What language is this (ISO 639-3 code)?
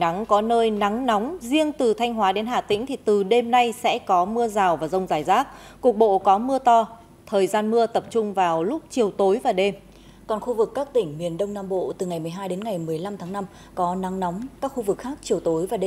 vie